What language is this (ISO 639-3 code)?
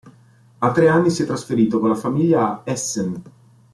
ita